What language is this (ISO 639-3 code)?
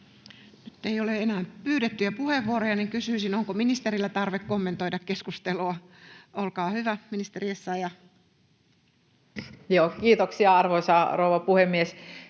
fin